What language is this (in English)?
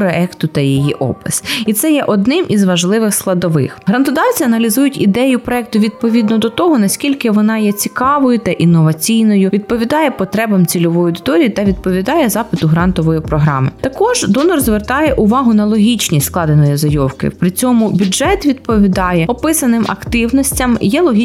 Ukrainian